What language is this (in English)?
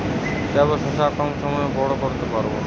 Bangla